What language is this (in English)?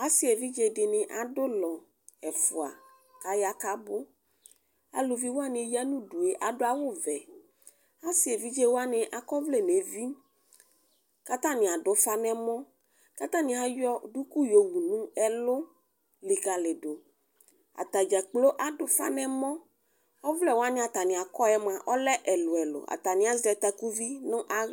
Ikposo